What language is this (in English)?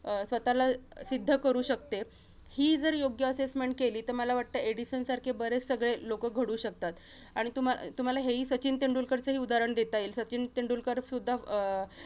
Marathi